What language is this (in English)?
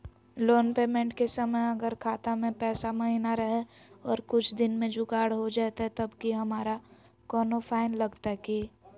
Magahi